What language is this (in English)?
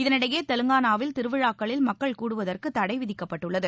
Tamil